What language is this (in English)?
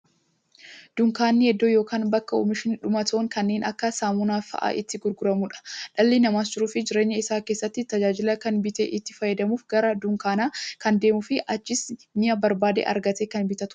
Oromo